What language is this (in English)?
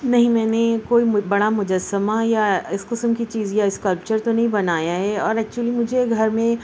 Urdu